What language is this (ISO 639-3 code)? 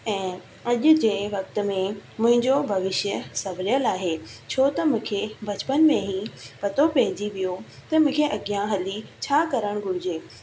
snd